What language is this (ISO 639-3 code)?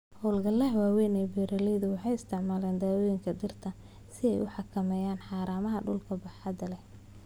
som